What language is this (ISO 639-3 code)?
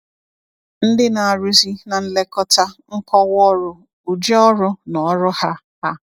ibo